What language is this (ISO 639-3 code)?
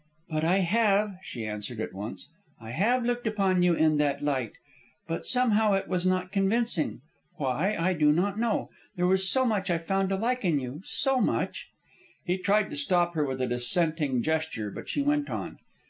eng